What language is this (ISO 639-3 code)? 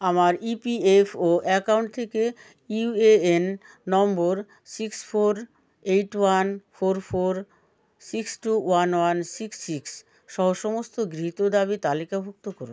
ben